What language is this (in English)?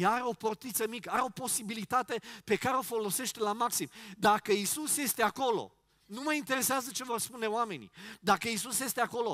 Romanian